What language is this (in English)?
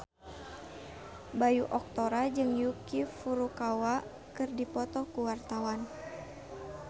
Sundanese